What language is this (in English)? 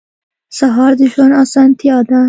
Pashto